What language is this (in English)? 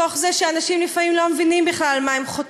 Hebrew